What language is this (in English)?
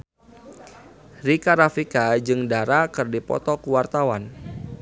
Sundanese